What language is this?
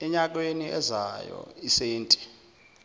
Zulu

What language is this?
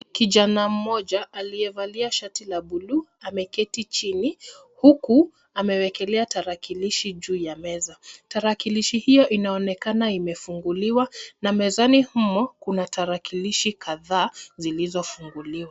Swahili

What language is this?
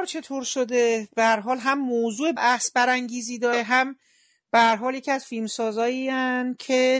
Persian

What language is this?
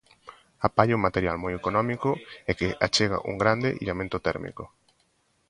Galician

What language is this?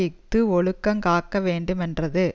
Tamil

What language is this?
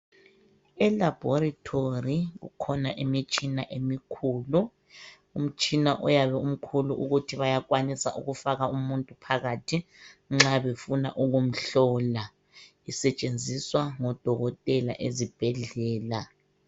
North Ndebele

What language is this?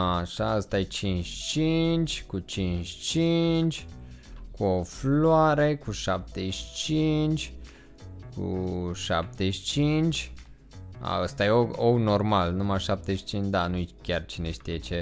Romanian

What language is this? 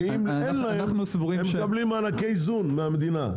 Hebrew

